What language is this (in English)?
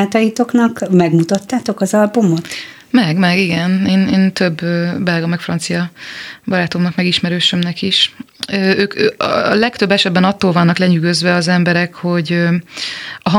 Hungarian